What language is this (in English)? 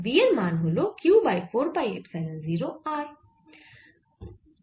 Bangla